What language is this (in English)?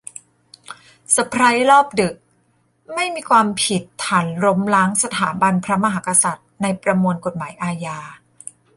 Thai